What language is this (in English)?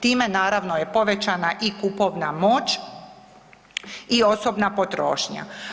Croatian